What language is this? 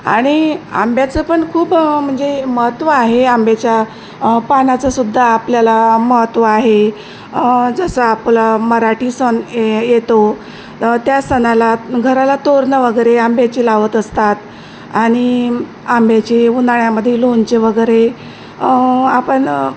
Marathi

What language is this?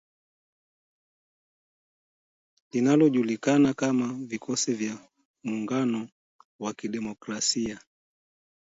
Swahili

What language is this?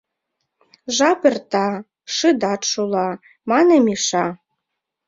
Mari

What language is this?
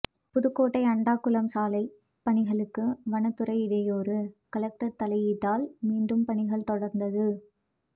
Tamil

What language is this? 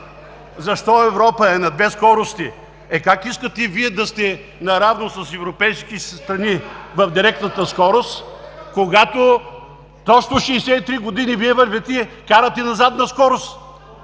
Bulgarian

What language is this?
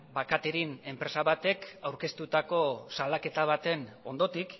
Basque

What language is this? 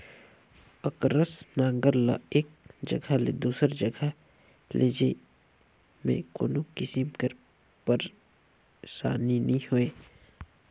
Chhattisgarhi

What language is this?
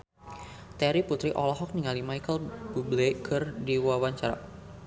Sundanese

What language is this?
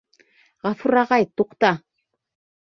Bashkir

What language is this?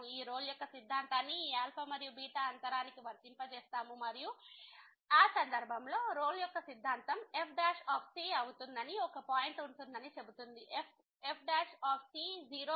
Telugu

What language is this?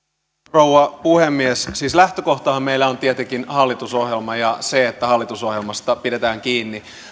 Finnish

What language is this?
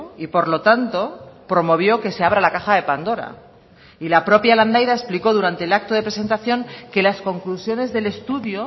Spanish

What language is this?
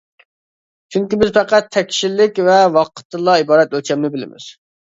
Uyghur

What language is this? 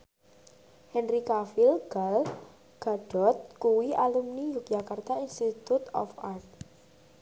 Javanese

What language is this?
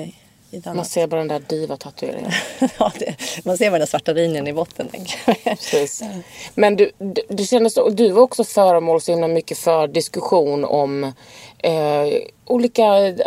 Swedish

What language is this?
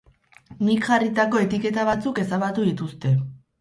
Basque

